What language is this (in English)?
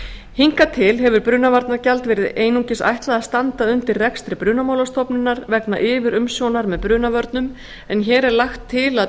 Icelandic